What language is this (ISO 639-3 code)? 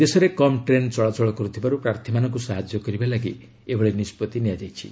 ori